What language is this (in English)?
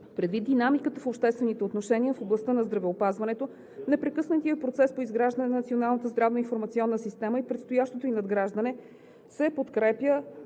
Bulgarian